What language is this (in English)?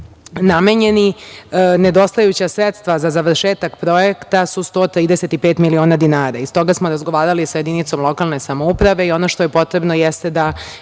Serbian